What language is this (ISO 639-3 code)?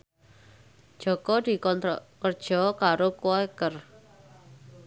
jav